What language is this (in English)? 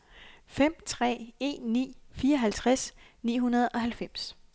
Danish